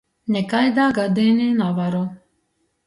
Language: Latgalian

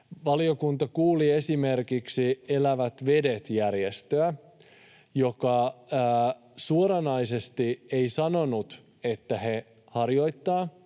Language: Finnish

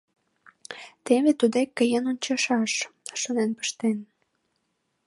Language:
Mari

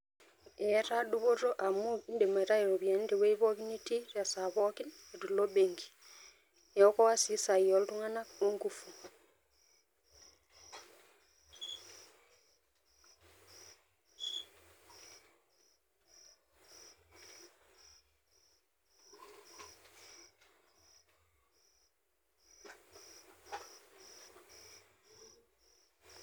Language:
Masai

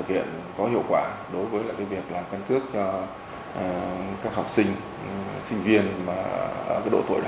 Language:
Vietnamese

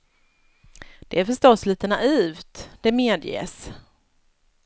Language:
Swedish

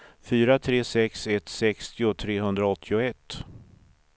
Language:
Swedish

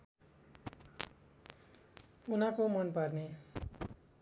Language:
Nepali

